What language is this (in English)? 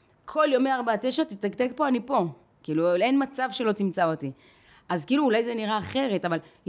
Hebrew